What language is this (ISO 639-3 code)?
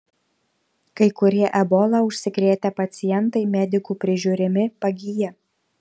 lit